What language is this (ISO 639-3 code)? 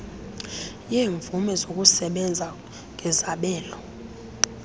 xho